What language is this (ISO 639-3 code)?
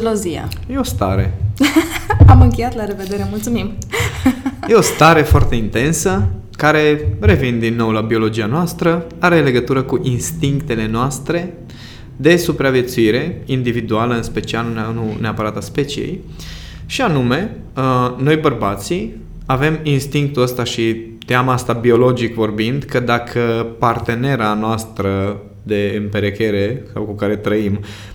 ron